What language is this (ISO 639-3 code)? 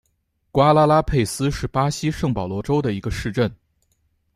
zho